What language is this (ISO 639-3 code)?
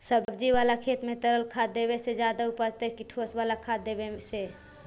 mag